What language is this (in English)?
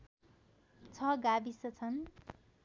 Nepali